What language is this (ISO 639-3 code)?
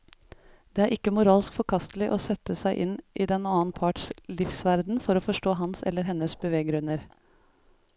nor